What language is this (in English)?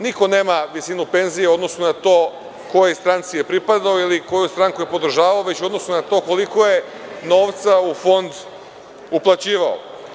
Serbian